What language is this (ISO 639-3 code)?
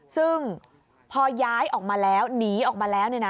tha